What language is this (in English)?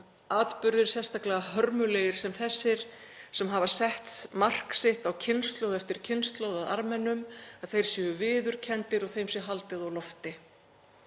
Icelandic